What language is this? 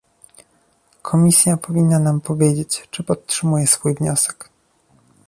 Polish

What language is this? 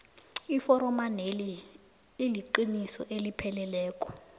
South Ndebele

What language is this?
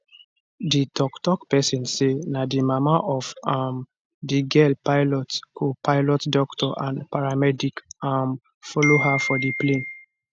Nigerian Pidgin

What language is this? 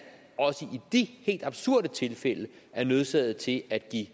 Danish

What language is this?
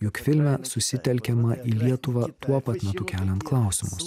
Lithuanian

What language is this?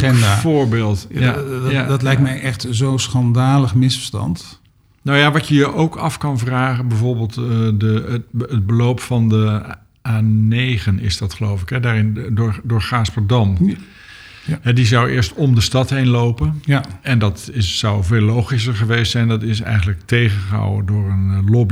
Dutch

